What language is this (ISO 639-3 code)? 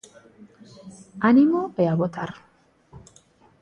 glg